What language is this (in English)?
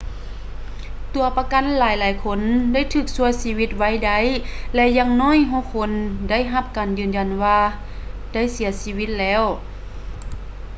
Lao